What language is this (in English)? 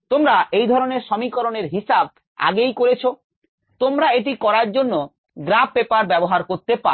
Bangla